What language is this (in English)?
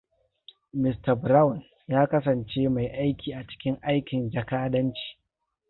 Hausa